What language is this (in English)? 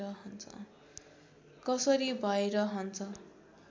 Nepali